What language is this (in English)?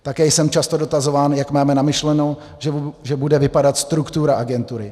Czech